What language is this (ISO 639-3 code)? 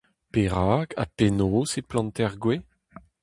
bre